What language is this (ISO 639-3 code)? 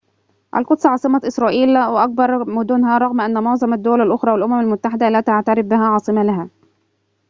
ara